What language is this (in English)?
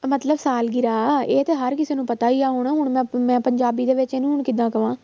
Punjabi